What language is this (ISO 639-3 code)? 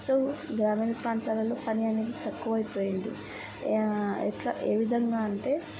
tel